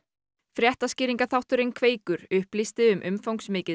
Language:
Icelandic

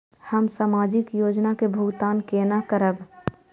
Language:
Maithili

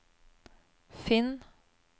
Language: Norwegian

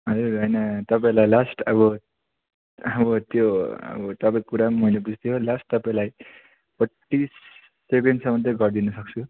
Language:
Nepali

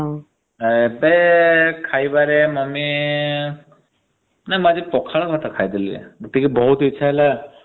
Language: Odia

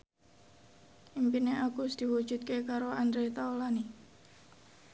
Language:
Javanese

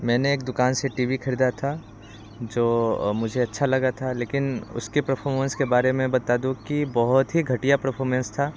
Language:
Hindi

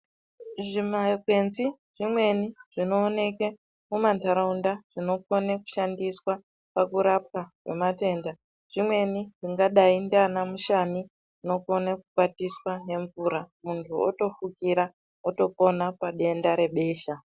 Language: Ndau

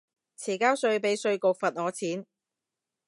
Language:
Cantonese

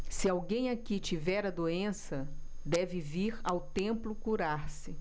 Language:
Portuguese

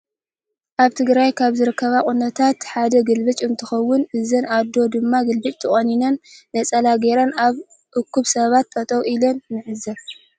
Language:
Tigrinya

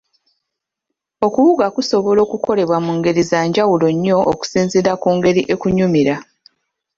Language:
Ganda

